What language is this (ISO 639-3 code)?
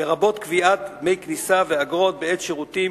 heb